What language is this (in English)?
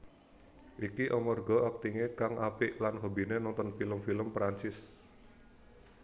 Javanese